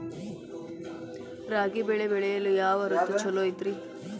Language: Kannada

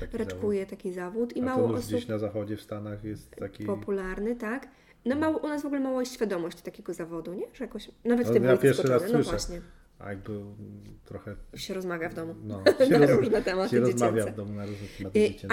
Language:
Polish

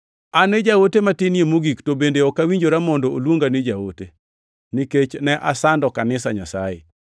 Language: Luo (Kenya and Tanzania)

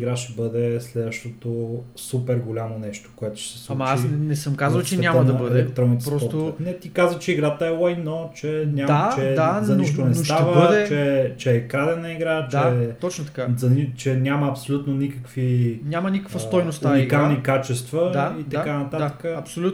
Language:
Bulgarian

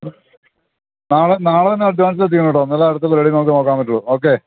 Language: Malayalam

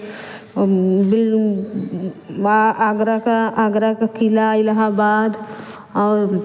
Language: Hindi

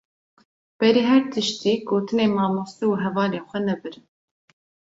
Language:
Kurdish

